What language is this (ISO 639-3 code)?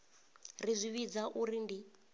ven